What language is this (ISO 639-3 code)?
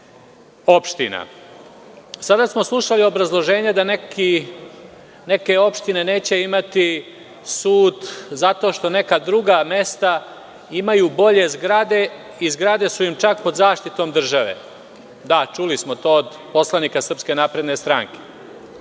srp